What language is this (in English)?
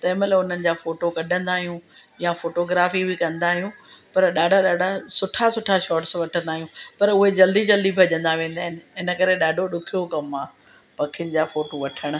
Sindhi